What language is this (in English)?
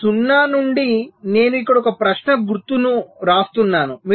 Telugu